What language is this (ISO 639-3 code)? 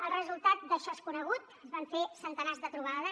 cat